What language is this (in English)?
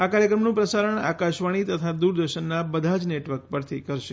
Gujarati